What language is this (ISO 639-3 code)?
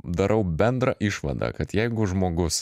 lit